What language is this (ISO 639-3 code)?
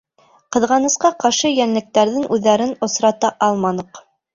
bak